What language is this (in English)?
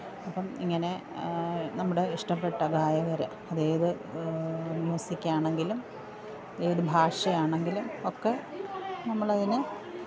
Malayalam